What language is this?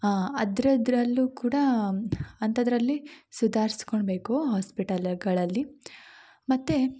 Kannada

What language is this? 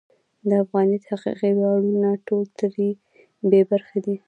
Pashto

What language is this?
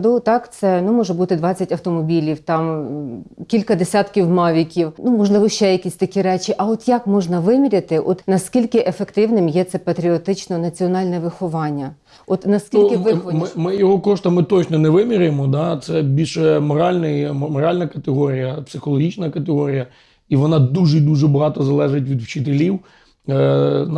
Ukrainian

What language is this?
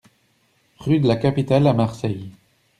French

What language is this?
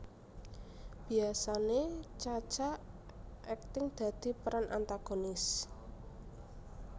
Javanese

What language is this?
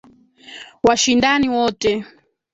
Swahili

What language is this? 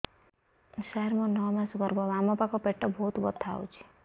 Odia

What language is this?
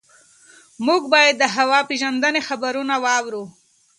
Pashto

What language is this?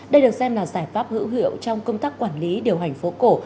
Vietnamese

